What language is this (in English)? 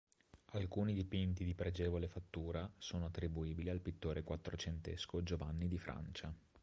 Italian